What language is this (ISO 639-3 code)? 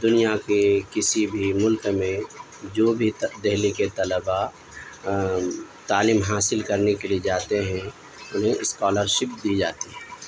urd